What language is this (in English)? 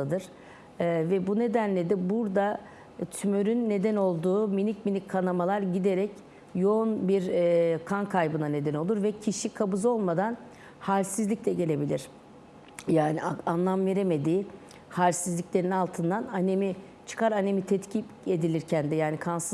Turkish